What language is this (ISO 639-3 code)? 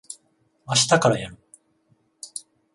jpn